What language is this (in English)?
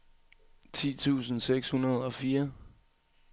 Danish